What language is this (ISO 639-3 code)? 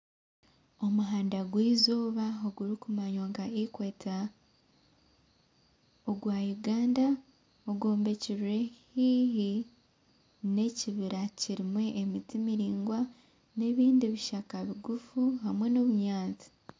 nyn